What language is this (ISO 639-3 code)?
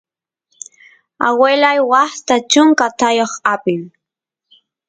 qus